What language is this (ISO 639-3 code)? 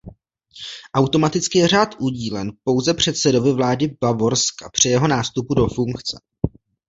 ces